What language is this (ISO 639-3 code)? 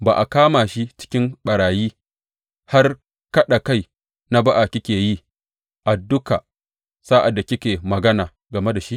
hau